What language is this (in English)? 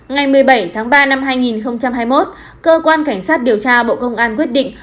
Vietnamese